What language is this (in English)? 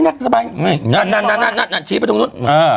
Thai